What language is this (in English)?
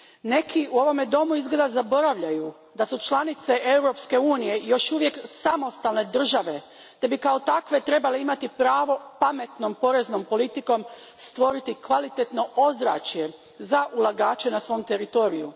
Croatian